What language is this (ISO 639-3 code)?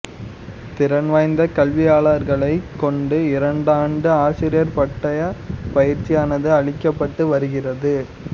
tam